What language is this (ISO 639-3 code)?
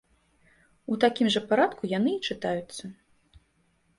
bel